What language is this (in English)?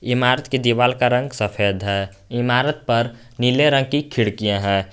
Hindi